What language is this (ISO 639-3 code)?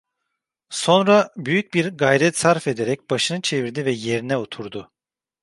tur